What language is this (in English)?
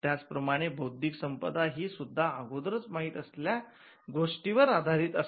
Marathi